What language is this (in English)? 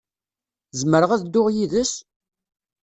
Kabyle